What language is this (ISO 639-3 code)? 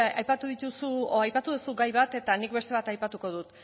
eus